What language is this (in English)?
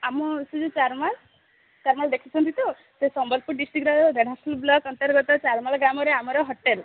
Odia